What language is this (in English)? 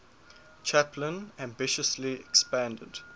English